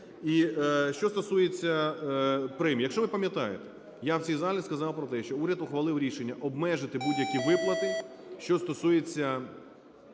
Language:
Ukrainian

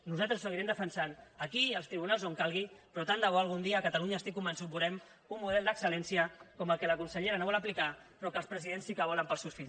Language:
Catalan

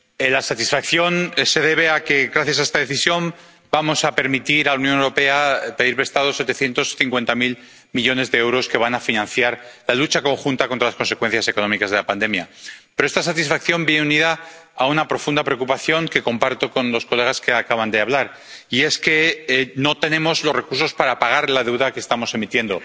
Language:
Spanish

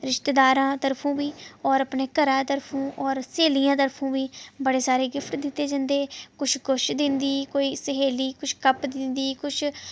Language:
Dogri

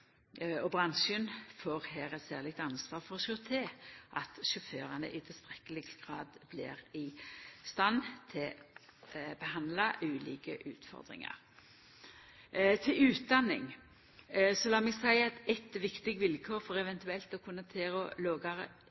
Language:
Norwegian Nynorsk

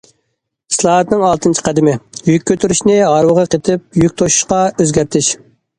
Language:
Uyghur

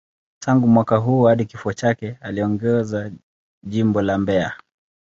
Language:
Swahili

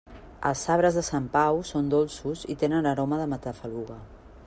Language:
Catalan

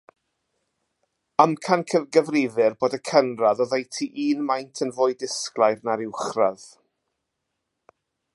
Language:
Welsh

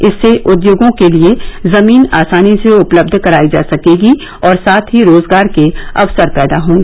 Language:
Hindi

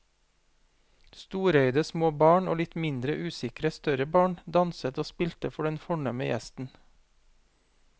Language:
Norwegian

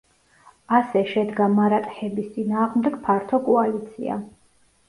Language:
Georgian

